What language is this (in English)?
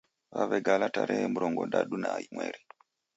Taita